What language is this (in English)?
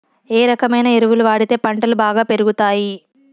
Telugu